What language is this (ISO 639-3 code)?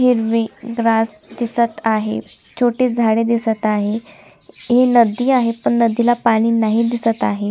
mar